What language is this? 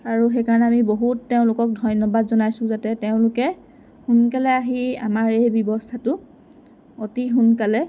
Assamese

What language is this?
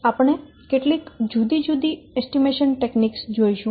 Gujarati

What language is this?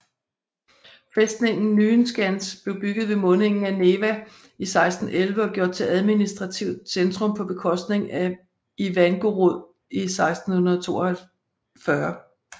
Danish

